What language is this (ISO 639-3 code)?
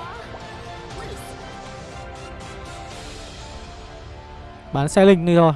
vie